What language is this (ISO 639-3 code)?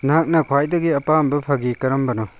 mni